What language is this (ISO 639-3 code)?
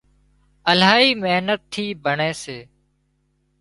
kxp